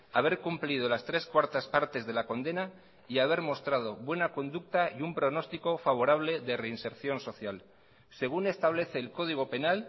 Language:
Spanish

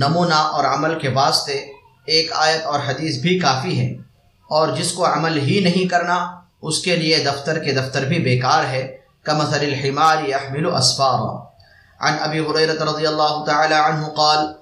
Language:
Arabic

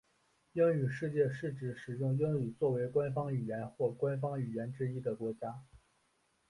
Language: Chinese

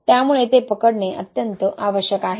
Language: Marathi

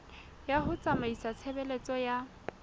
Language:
Southern Sotho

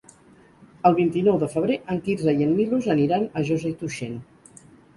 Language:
Catalan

